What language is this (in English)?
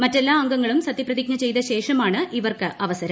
Malayalam